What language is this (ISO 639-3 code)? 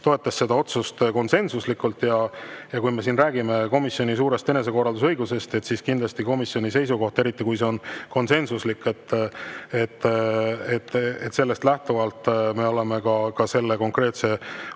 est